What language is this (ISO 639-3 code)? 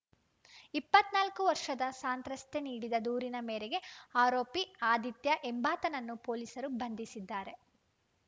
kan